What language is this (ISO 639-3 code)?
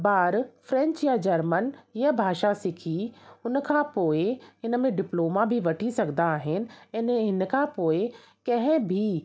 snd